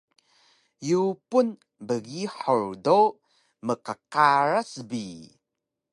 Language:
Taroko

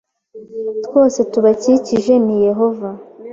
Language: Kinyarwanda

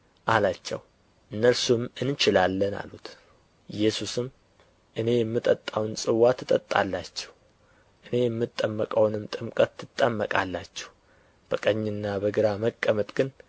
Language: Amharic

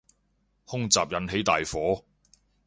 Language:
Cantonese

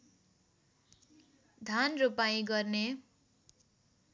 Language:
Nepali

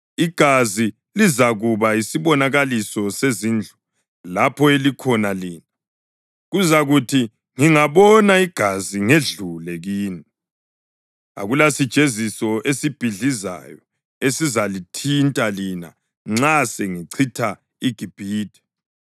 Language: North Ndebele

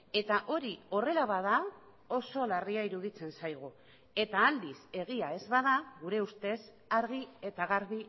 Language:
Basque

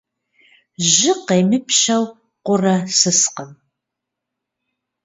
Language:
Kabardian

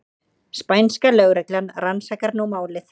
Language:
Icelandic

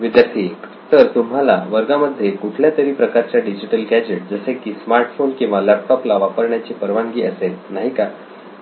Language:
Marathi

